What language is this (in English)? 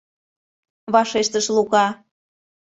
Mari